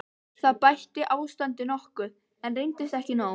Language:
Icelandic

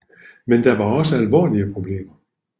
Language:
Danish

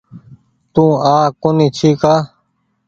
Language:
Goaria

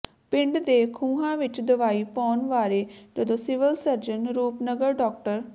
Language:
Punjabi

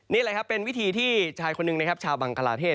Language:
Thai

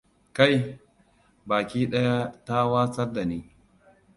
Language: Hausa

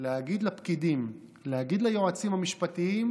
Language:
Hebrew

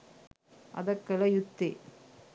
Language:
Sinhala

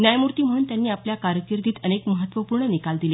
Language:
Marathi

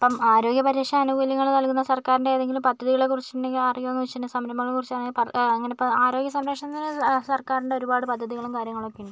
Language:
Malayalam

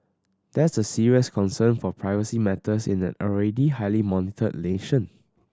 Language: English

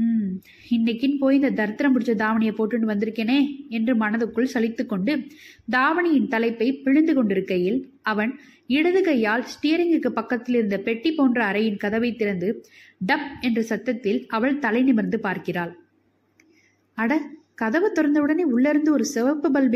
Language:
Tamil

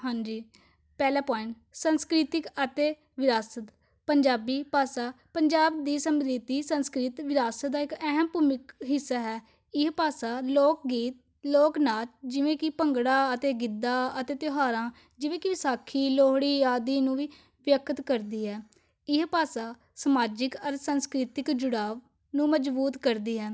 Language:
Punjabi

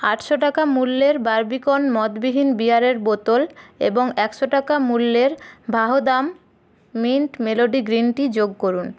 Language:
Bangla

